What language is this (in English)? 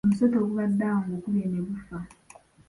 Ganda